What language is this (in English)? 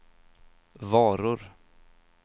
Swedish